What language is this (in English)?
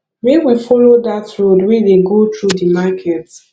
Nigerian Pidgin